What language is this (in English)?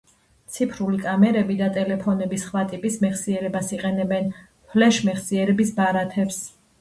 Georgian